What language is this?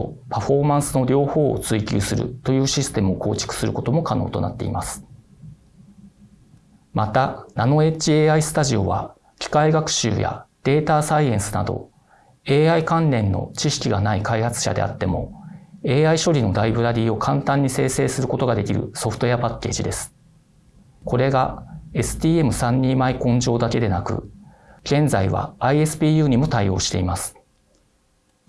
Japanese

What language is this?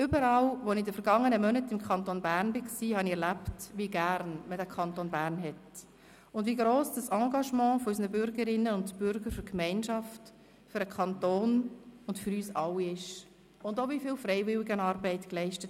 Swiss German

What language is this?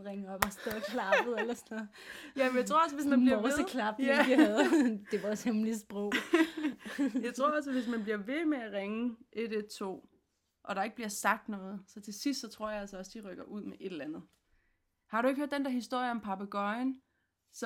Danish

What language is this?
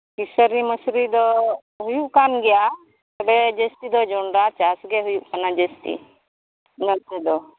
Santali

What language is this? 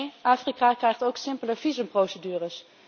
Dutch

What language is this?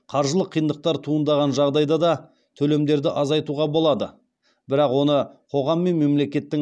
Kazakh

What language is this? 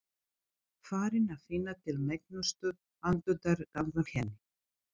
Icelandic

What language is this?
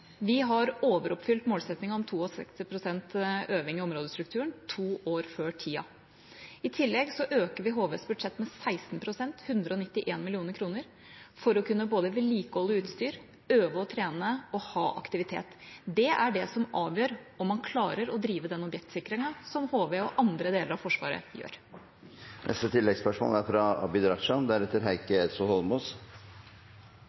Norwegian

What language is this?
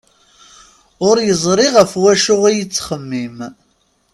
Kabyle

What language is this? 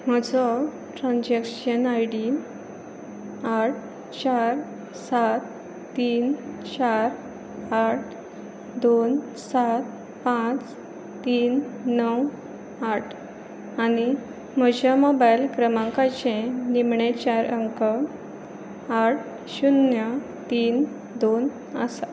Konkani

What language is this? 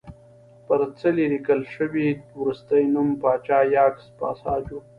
Pashto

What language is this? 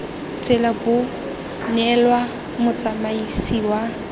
Tswana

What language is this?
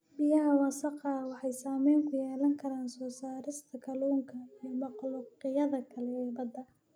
Somali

